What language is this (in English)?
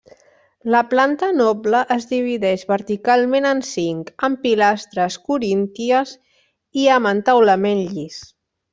Catalan